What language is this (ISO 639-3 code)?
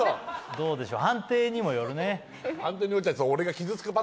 jpn